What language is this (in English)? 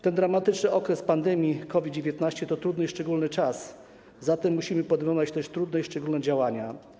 Polish